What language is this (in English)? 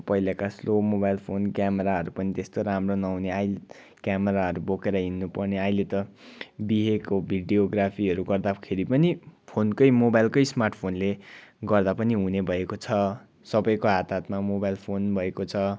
Nepali